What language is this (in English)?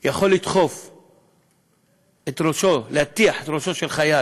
Hebrew